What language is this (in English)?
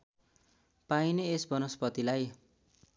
Nepali